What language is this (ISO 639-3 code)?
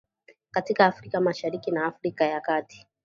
swa